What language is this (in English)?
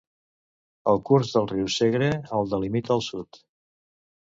Catalan